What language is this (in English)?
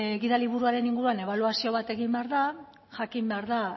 Basque